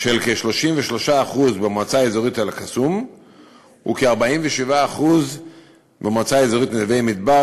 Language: Hebrew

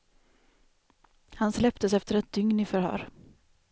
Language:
Swedish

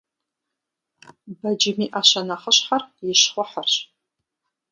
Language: Kabardian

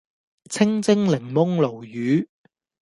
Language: Cantonese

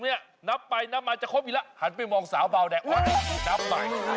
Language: Thai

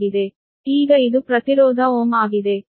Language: Kannada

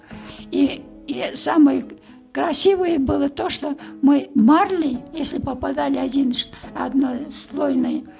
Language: Kazakh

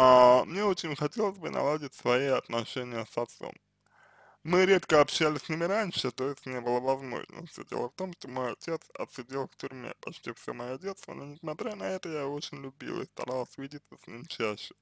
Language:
Russian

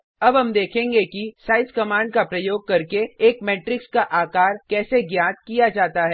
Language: Hindi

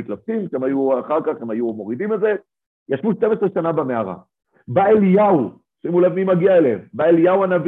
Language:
Hebrew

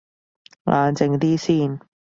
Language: Cantonese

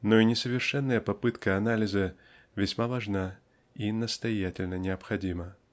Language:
Russian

